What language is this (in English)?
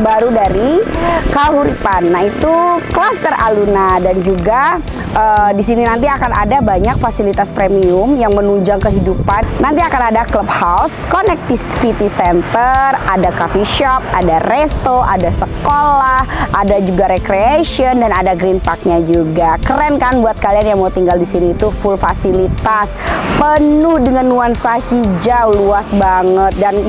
Indonesian